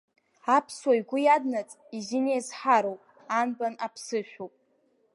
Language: Abkhazian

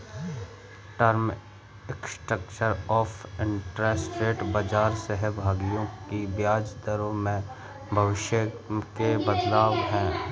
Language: Hindi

